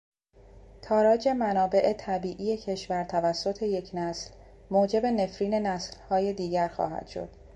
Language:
Persian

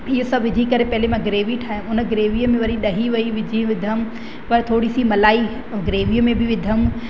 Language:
Sindhi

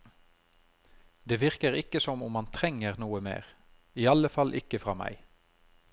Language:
Norwegian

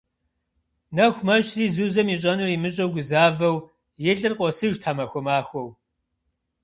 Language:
Kabardian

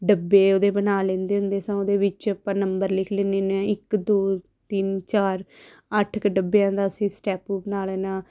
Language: Punjabi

